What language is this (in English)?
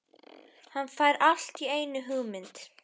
Icelandic